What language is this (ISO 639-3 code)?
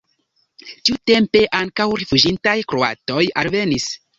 epo